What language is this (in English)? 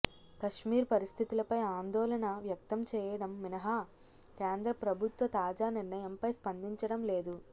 Telugu